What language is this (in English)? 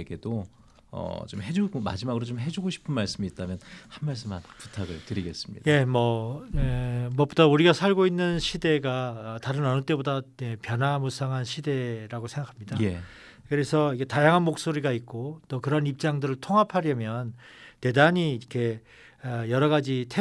Korean